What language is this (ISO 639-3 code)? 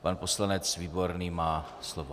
ces